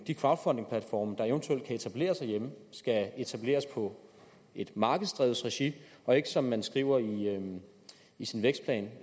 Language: Danish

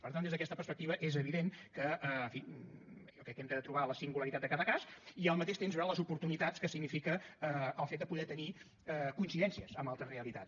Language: Catalan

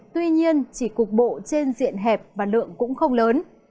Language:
Vietnamese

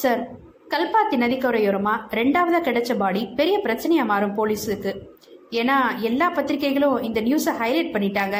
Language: Tamil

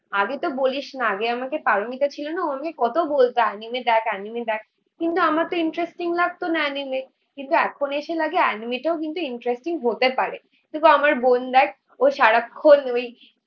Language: Bangla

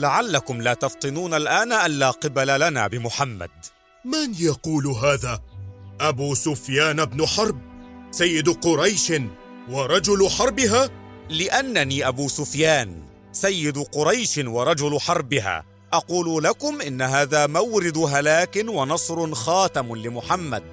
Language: Arabic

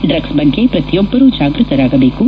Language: Kannada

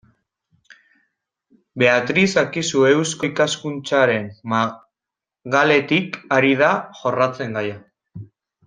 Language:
Basque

